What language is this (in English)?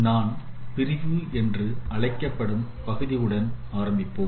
Tamil